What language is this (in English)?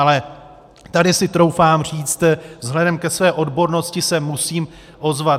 Czech